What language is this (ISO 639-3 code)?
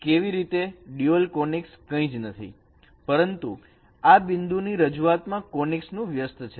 guj